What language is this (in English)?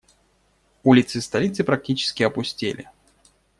Russian